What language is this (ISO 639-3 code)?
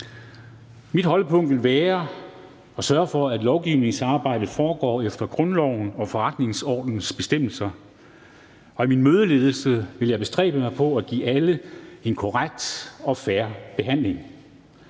dan